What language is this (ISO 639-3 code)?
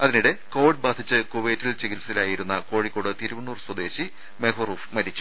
mal